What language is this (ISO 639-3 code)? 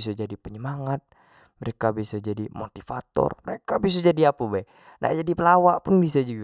jax